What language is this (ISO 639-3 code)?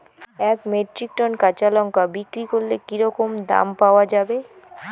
ben